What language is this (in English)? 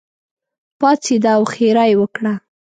Pashto